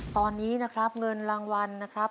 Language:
Thai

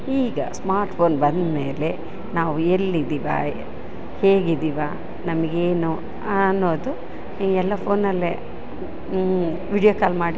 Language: Kannada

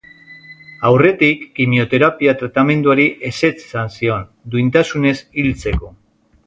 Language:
Basque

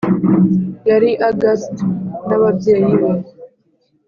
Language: Kinyarwanda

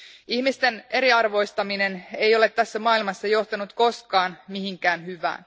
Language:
Finnish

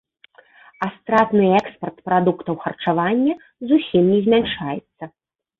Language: Belarusian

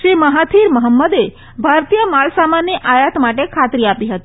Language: Gujarati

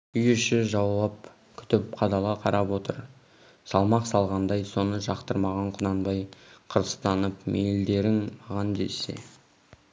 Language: Kazakh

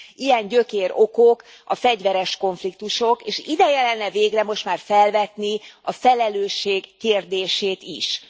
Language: Hungarian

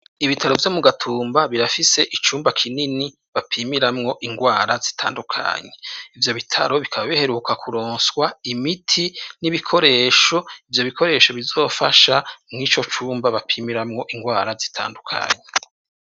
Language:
Rundi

